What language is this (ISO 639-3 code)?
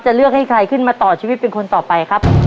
tha